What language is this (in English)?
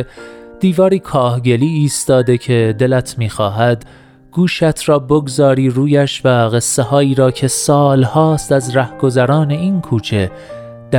Persian